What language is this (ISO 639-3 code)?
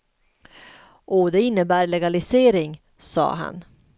swe